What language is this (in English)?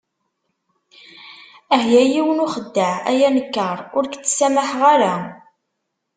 Kabyle